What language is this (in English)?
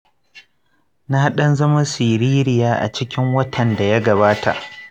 Hausa